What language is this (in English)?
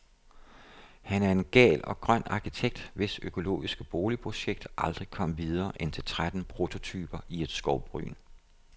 Danish